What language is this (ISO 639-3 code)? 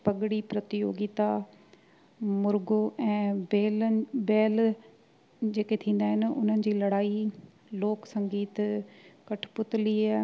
snd